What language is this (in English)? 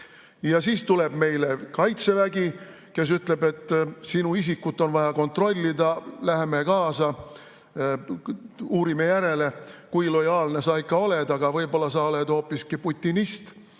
Estonian